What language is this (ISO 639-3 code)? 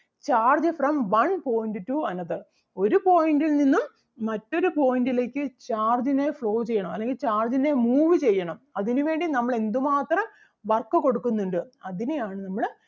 mal